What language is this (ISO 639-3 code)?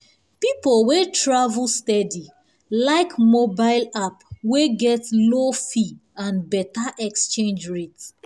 pcm